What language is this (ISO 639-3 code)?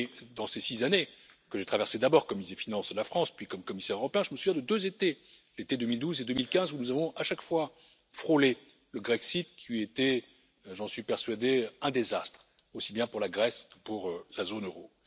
fra